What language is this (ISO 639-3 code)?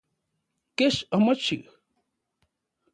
ncx